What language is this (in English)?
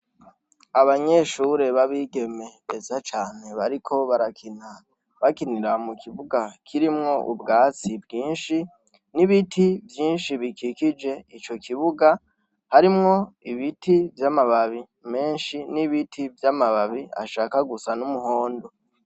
Rundi